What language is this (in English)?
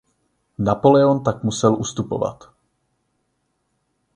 Czech